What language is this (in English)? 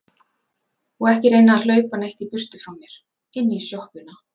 Icelandic